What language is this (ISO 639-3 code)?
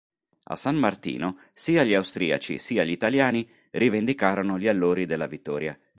ita